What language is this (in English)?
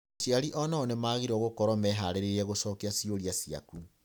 Kikuyu